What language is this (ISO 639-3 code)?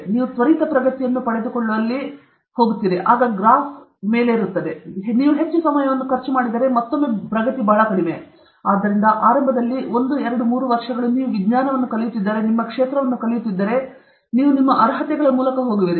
kan